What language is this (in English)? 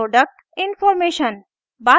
Hindi